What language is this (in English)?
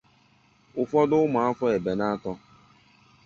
Igbo